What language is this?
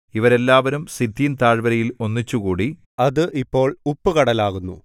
Malayalam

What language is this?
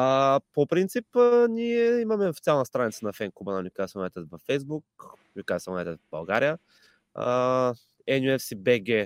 Bulgarian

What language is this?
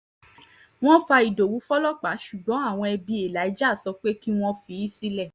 Yoruba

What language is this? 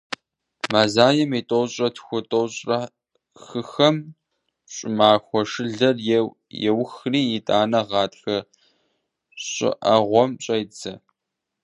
Kabardian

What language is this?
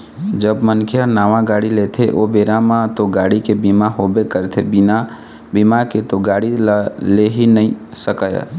Chhattisgarhi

